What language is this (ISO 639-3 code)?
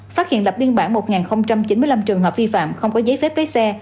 vie